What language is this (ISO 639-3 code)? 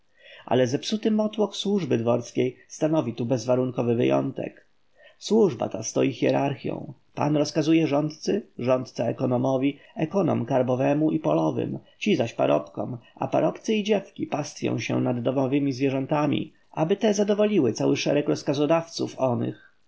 pol